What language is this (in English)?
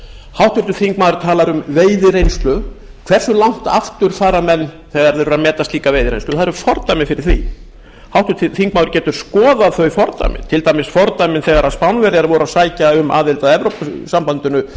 Icelandic